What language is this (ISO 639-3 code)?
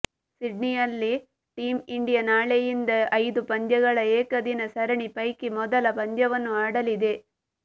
kan